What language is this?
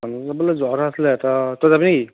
Assamese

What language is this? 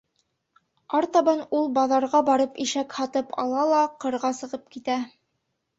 Bashkir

